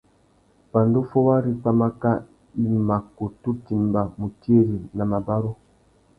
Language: Tuki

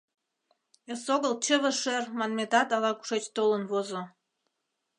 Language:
Mari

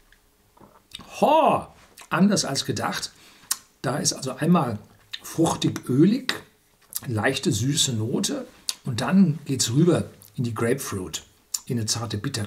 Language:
German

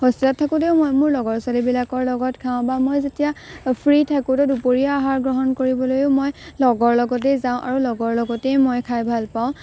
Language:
Assamese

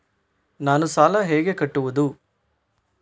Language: Kannada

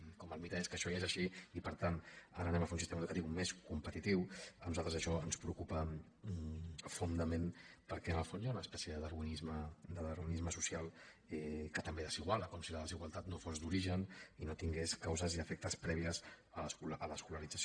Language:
Catalan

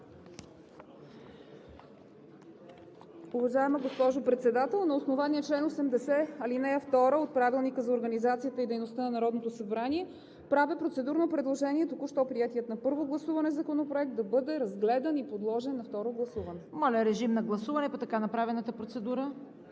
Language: Bulgarian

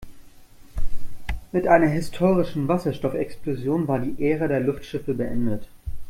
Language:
German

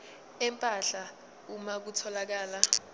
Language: Zulu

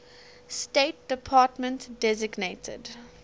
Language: English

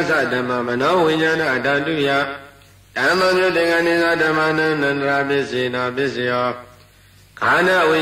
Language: Arabic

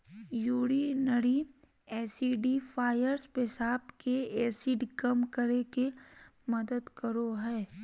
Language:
Magahi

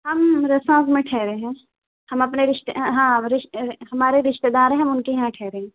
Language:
Urdu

